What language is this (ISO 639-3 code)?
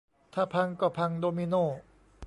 tha